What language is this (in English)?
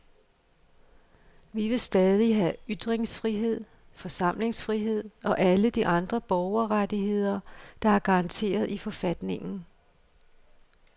Danish